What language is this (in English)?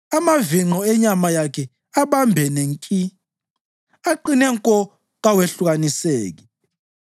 North Ndebele